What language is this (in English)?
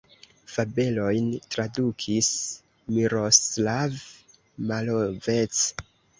Esperanto